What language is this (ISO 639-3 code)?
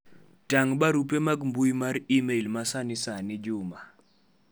luo